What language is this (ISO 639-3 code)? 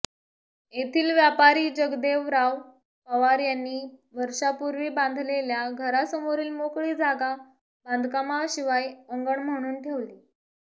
mar